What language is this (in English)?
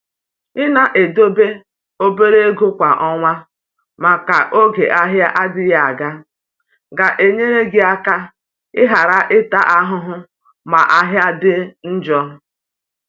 Igbo